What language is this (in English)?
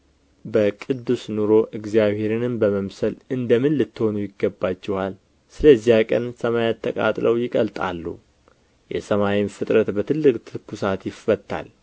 Amharic